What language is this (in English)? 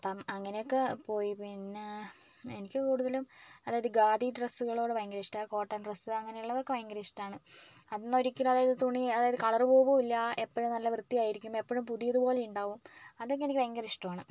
Malayalam